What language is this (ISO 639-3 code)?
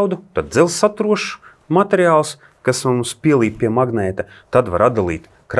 lav